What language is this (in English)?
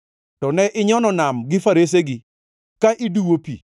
Luo (Kenya and Tanzania)